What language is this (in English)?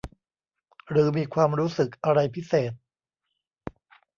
Thai